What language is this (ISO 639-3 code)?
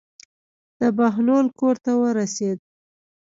pus